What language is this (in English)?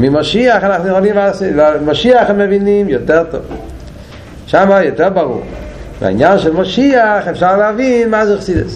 Hebrew